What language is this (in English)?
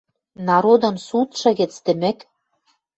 Western Mari